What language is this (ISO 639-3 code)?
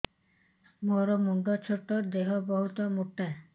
ori